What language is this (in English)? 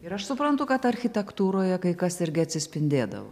Lithuanian